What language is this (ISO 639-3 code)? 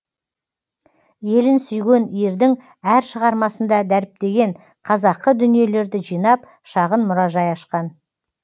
kaz